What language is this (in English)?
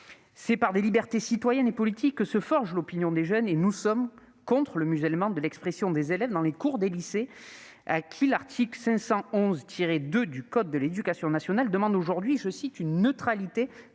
French